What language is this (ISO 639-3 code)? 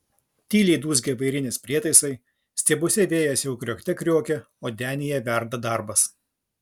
lit